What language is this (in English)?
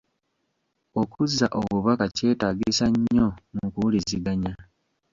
Ganda